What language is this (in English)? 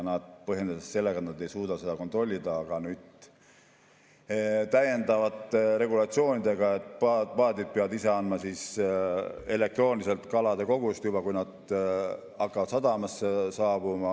Estonian